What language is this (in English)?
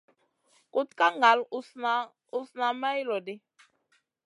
Masana